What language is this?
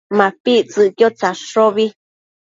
Matsés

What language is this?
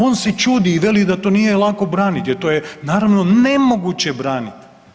Croatian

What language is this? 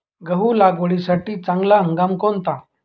Marathi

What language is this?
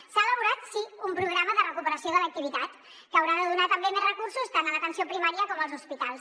Catalan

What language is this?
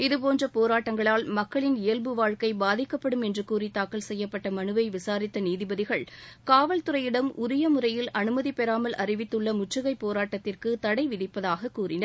Tamil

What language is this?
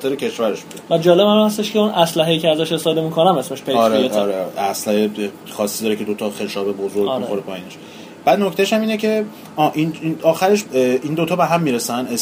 Persian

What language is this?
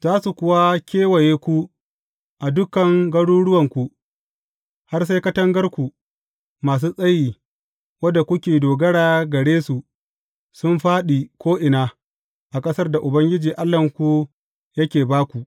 Hausa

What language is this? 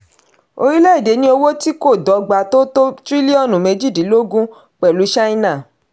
Yoruba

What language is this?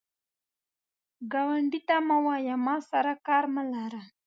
Pashto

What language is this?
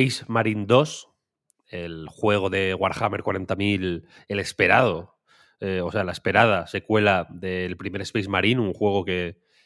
Spanish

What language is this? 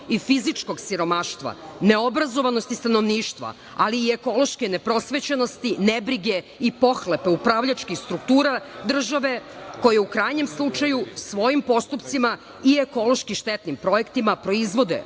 Serbian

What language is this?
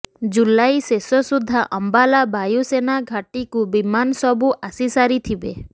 Odia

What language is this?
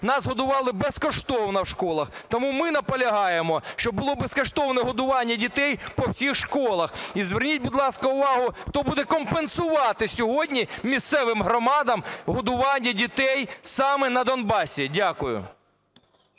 Ukrainian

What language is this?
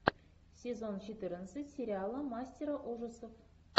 Russian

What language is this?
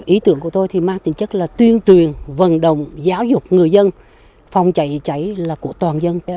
Vietnamese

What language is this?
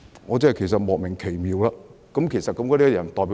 Cantonese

